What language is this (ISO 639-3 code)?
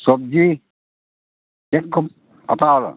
sat